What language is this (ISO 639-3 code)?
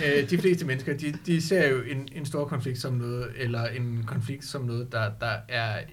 dan